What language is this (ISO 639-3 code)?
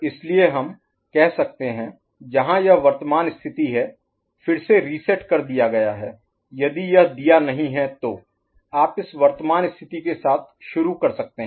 hin